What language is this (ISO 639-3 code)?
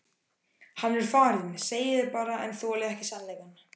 isl